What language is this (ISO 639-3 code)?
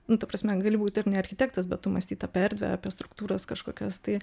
lit